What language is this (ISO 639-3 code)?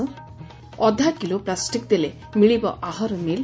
ori